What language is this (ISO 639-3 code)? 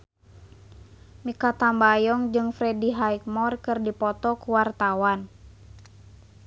sun